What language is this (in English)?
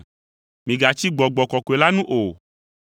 Ewe